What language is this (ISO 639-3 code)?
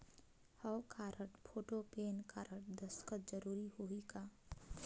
hne